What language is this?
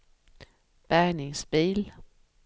Swedish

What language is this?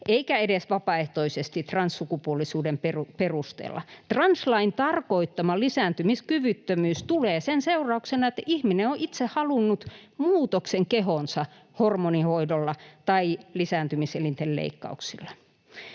Finnish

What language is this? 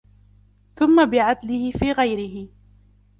Arabic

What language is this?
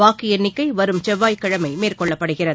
Tamil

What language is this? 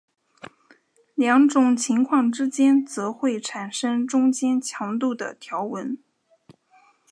Chinese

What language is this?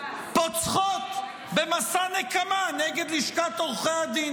Hebrew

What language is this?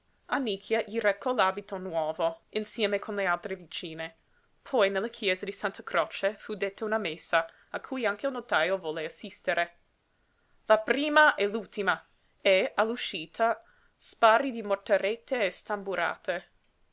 Italian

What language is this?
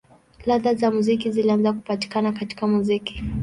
Swahili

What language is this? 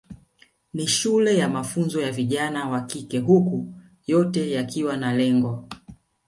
Swahili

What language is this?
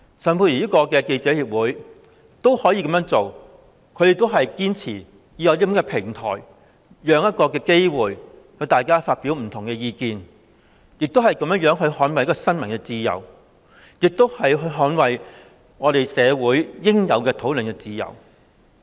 Cantonese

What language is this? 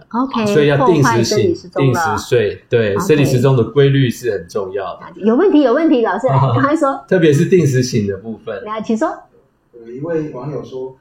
Chinese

